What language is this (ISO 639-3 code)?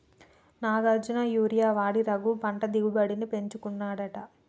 tel